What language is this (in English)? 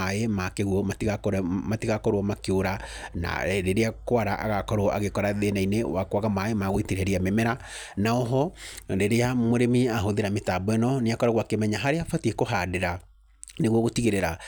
Kikuyu